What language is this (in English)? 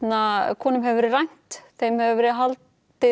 Icelandic